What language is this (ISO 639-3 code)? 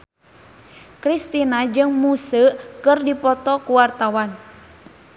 sun